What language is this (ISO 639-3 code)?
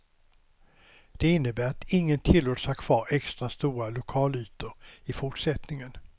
swe